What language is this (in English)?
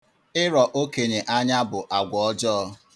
Igbo